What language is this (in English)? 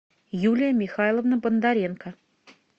Russian